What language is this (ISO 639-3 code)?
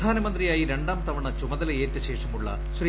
mal